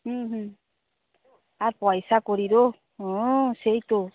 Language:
Bangla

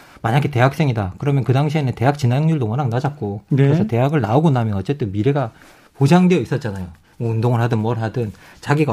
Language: Korean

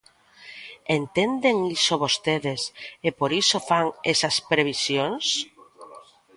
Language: Galician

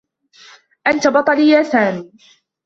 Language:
Arabic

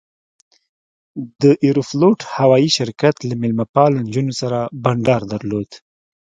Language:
Pashto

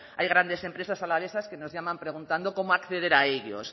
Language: Spanish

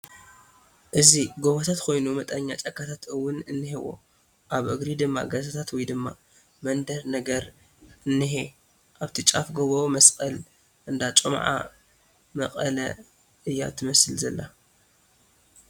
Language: Tigrinya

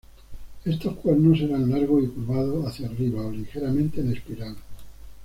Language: Spanish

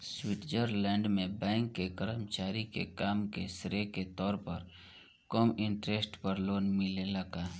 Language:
Bhojpuri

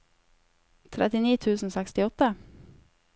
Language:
Norwegian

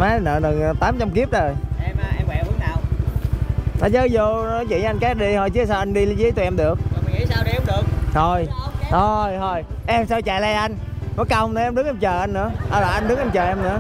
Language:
Vietnamese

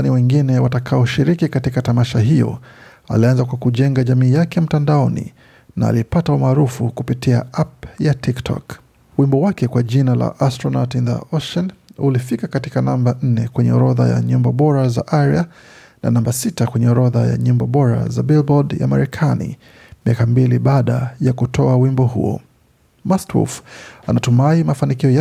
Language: Swahili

